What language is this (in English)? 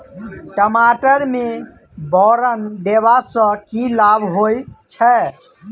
Maithili